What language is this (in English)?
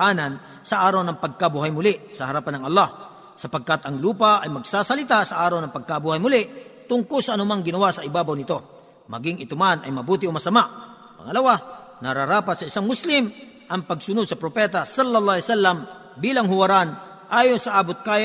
Filipino